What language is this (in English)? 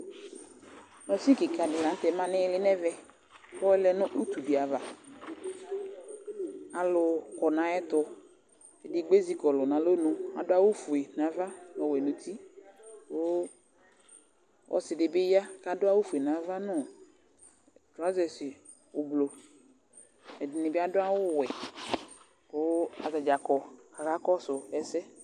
Ikposo